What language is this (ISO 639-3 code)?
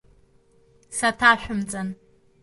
abk